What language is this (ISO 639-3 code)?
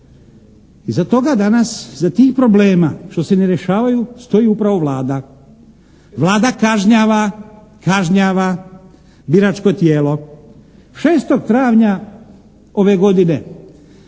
hrv